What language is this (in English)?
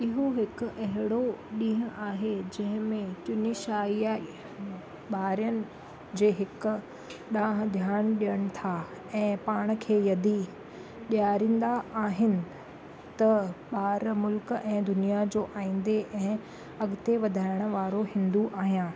Sindhi